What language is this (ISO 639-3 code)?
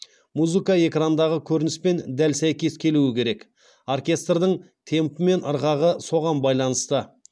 kaz